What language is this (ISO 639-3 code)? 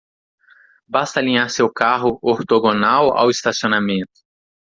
por